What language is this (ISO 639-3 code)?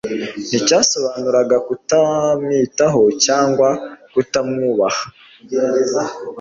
kin